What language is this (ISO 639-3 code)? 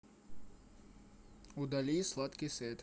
rus